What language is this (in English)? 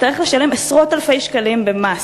Hebrew